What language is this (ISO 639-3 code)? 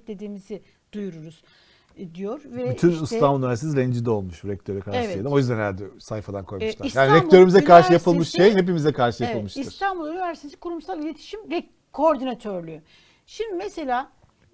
tur